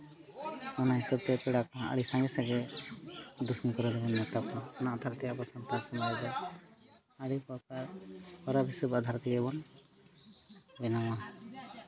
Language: Santali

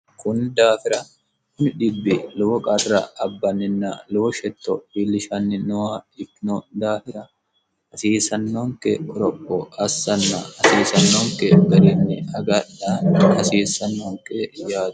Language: Sidamo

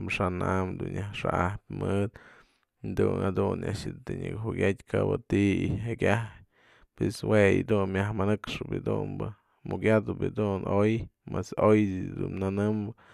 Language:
Mazatlán Mixe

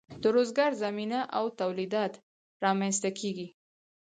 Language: Pashto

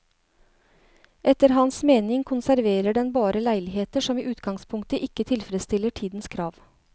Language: Norwegian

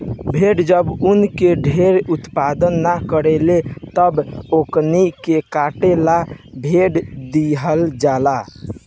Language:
Bhojpuri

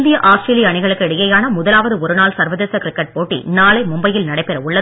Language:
Tamil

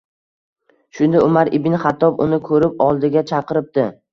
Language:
Uzbek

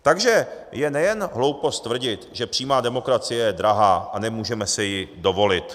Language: Czech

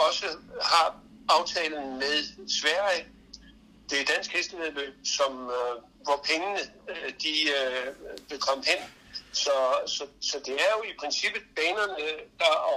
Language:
Danish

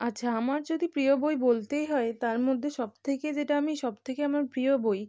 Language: Bangla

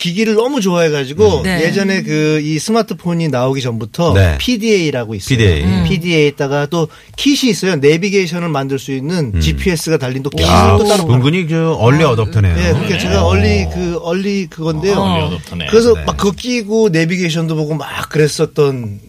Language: Korean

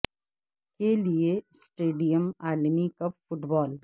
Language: Urdu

